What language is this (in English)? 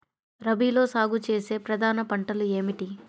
Telugu